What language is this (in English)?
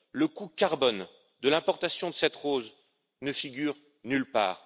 French